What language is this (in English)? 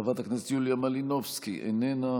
Hebrew